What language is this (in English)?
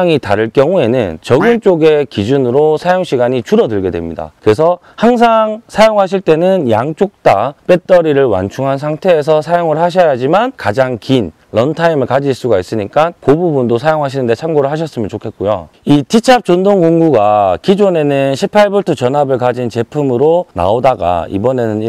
Korean